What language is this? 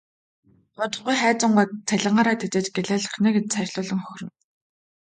Mongolian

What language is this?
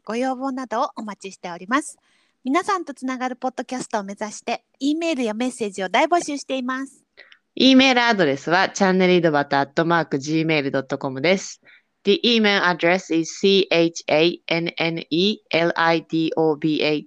Japanese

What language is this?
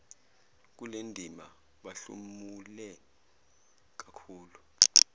Zulu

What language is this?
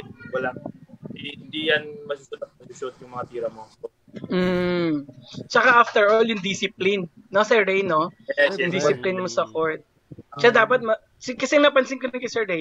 Filipino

